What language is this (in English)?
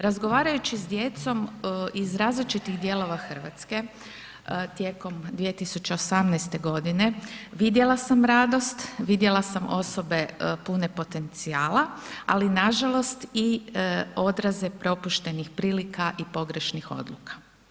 Croatian